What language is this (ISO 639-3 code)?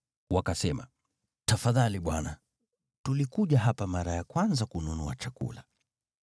swa